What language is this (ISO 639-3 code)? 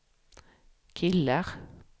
swe